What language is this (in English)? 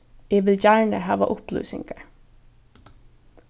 Faroese